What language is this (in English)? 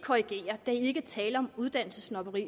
Danish